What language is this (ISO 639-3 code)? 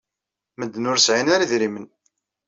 kab